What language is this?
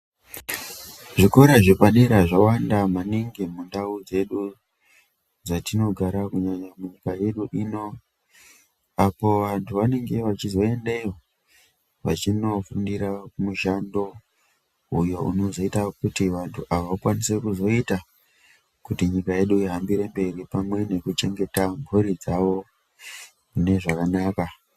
Ndau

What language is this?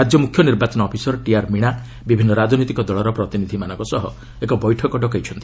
Odia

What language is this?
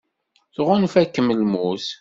Kabyle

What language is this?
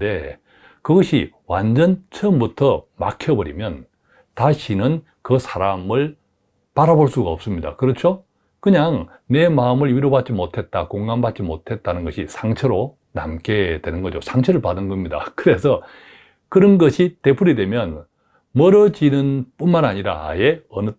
Korean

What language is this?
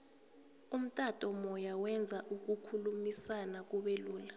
South Ndebele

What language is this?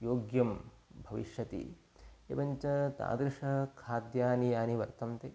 Sanskrit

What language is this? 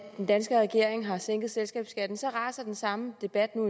Danish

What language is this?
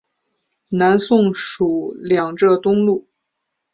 Chinese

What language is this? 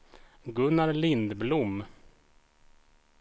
Swedish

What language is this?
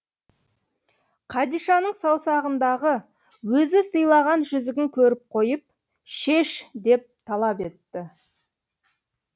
Kazakh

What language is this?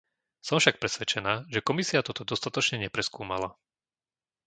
Slovak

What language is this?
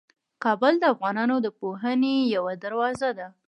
Pashto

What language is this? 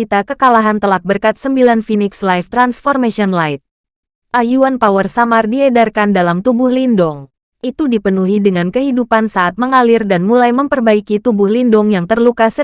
Indonesian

